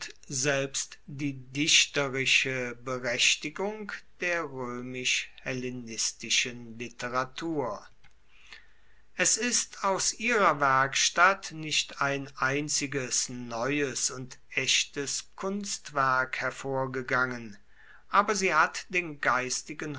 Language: German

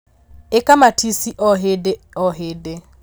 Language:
Kikuyu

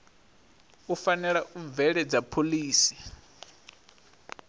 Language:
Venda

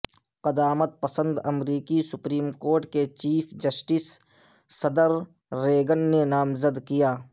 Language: Urdu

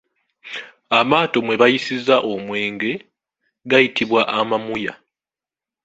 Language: Ganda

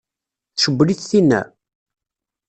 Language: Kabyle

